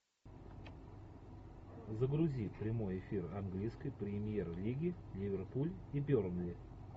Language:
Russian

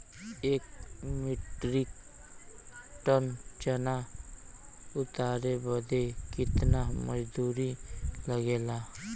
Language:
Bhojpuri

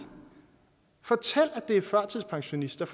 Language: Danish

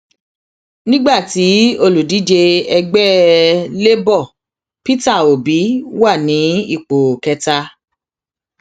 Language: Yoruba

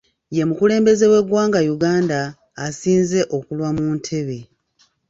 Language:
Ganda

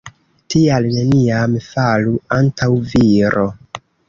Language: Esperanto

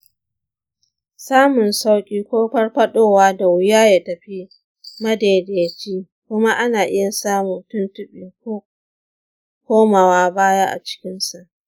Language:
Hausa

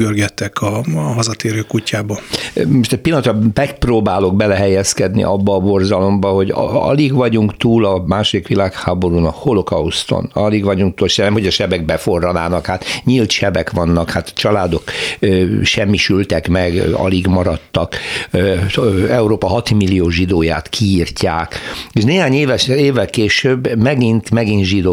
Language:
Hungarian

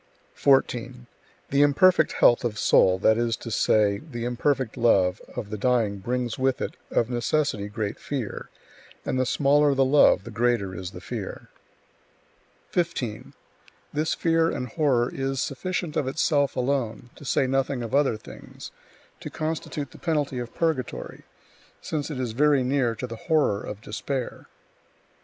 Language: English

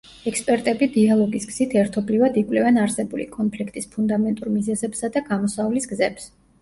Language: Georgian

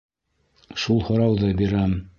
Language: Bashkir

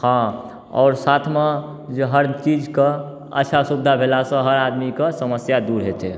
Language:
Maithili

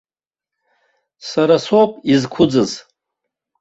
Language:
Abkhazian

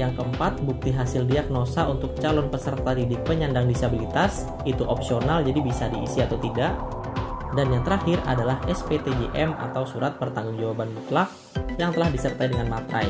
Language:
Indonesian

